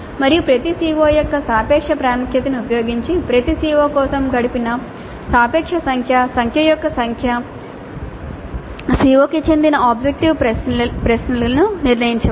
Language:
Telugu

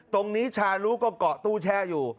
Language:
Thai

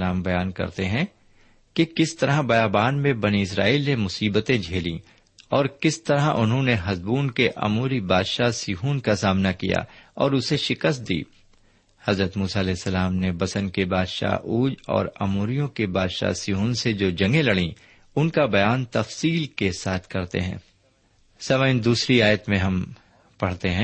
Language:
Urdu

